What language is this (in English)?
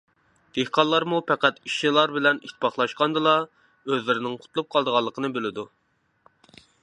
Uyghur